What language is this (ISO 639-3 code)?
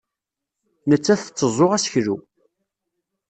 kab